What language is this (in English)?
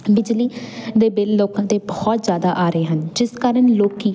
Punjabi